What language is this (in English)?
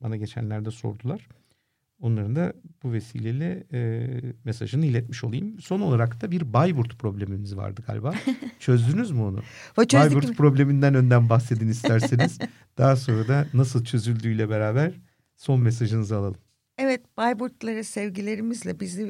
Turkish